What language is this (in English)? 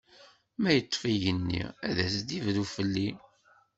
Kabyle